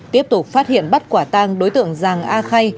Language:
Vietnamese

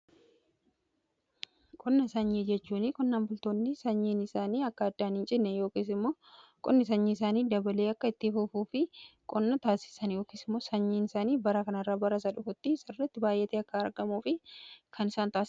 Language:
Oromo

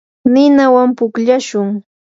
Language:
Yanahuanca Pasco Quechua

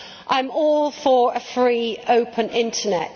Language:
English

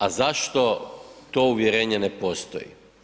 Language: Croatian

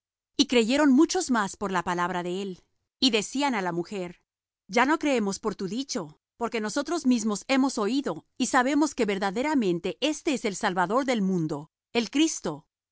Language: Spanish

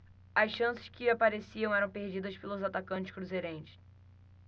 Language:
Portuguese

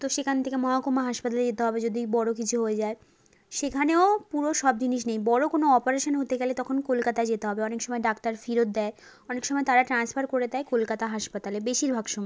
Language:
Bangla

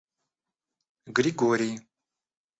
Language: Russian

